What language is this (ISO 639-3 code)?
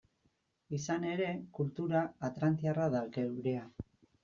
eus